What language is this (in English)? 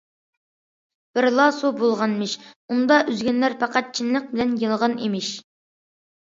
Uyghur